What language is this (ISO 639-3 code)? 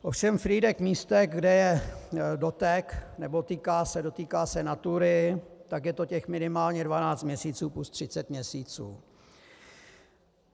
ces